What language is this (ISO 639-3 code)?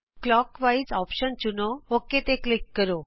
pan